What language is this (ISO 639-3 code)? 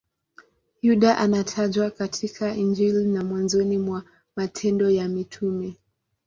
swa